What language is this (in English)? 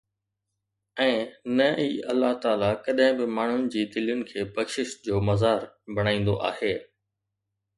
Sindhi